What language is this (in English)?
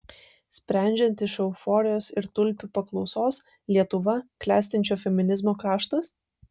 Lithuanian